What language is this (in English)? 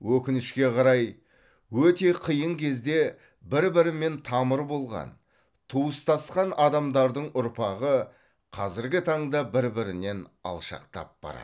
Kazakh